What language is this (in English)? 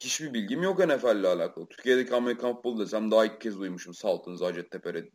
Turkish